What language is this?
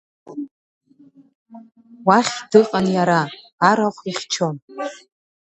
Abkhazian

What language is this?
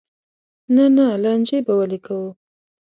Pashto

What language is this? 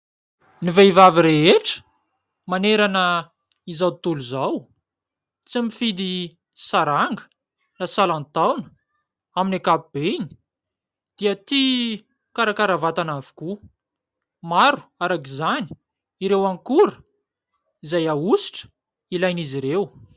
Malagasy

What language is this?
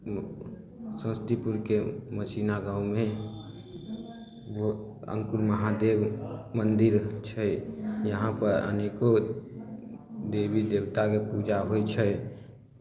Maithili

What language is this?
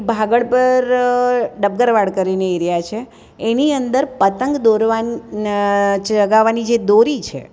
Gujarati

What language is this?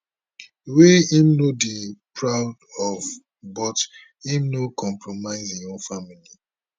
Nigerian Pidgin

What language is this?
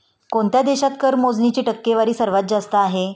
Marathi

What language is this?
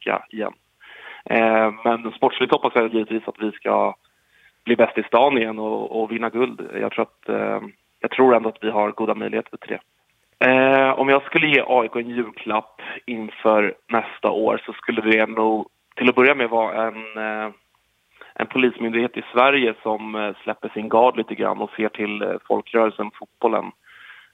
Swedish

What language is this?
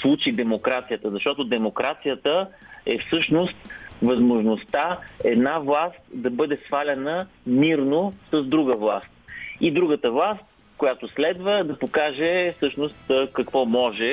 Bulgarian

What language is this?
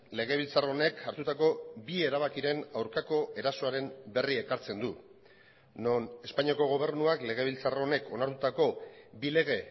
Basque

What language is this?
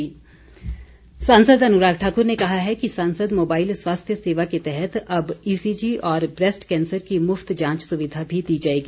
Hindi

